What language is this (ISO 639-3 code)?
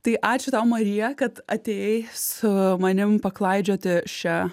lit